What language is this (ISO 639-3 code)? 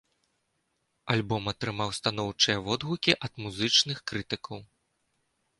bel